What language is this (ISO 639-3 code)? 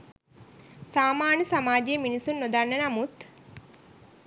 sin